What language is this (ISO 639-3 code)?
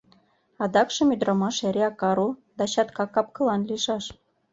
chm